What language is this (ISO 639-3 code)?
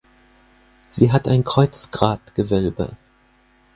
deu